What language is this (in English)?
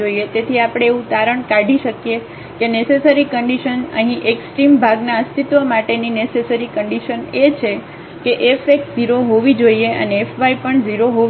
Gujarati